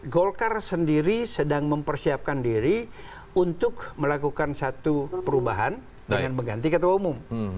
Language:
Indonesian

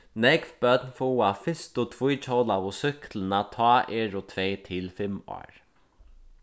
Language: Faroese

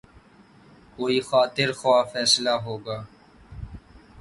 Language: Urdu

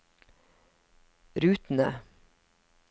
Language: Norwegian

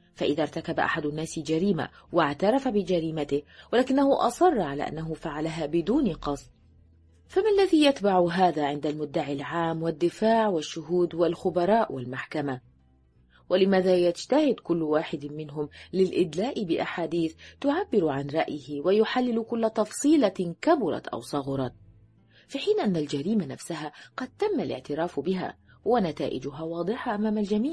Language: Arabic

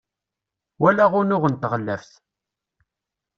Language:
Kabyle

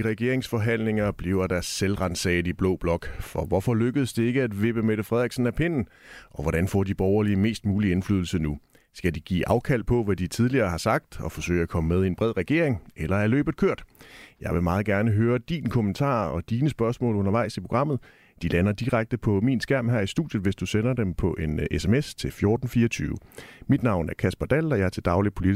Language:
Danish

